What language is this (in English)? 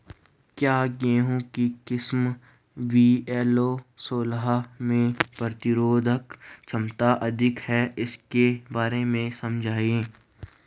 Hindi